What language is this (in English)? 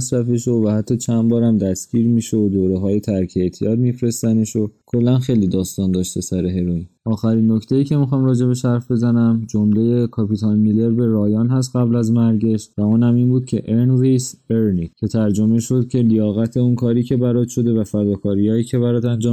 Persian